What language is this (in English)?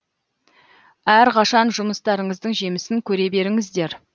Kazakh